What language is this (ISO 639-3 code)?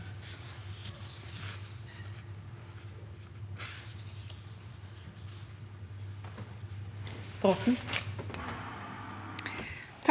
nor